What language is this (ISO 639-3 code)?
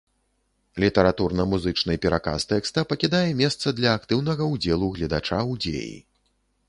bel